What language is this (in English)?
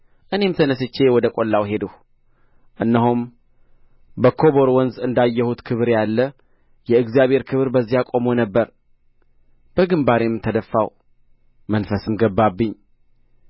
Amharic